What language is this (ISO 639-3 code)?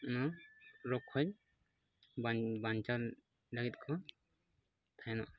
sat